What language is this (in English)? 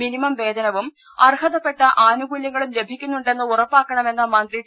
Malayalam